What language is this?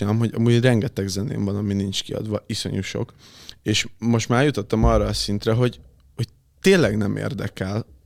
Hungarian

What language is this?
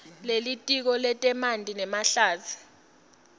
Swati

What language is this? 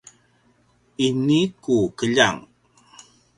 Paiwan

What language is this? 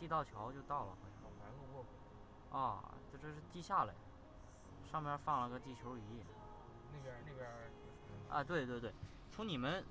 Chinese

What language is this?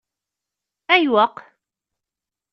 Kabyle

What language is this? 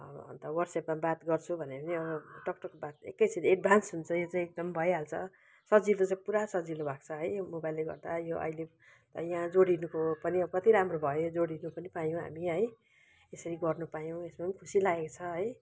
Nepali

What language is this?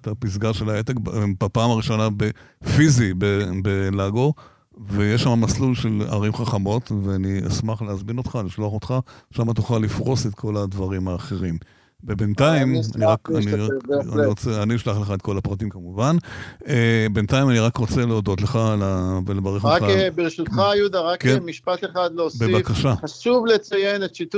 Hebrew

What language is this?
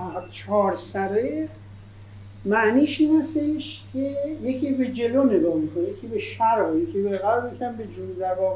Persian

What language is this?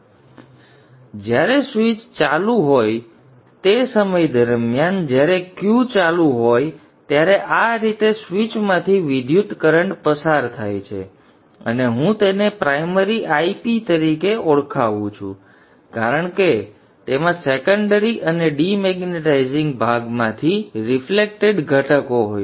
Gujarati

